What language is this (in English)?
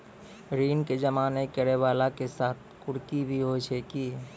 Maithili